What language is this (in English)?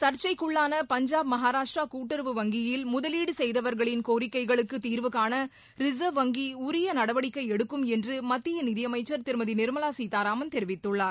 Tamil